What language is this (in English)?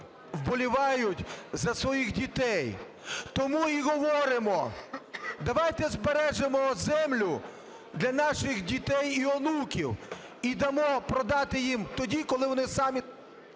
Ukrainian